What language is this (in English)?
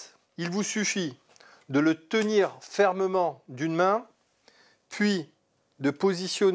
French